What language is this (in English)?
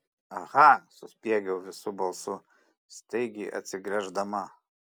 Lithuanian